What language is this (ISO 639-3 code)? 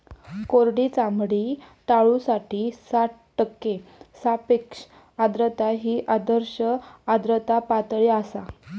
mar